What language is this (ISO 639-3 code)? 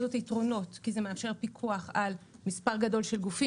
heb